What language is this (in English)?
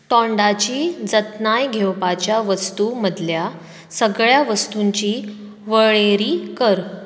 Konkani